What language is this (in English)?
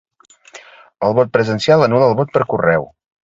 Catalan